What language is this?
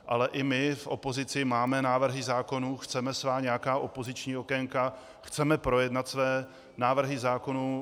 Czech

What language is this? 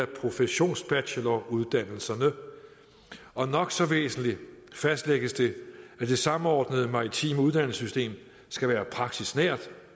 Danish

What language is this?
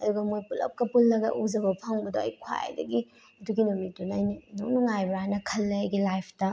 Manipuri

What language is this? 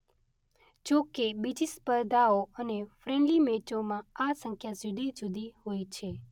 Gujarati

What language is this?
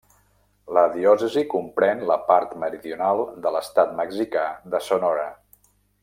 Catalan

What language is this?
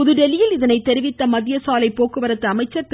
Tamil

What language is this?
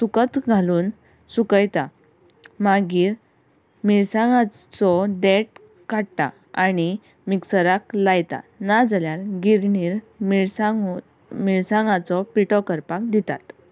Konkani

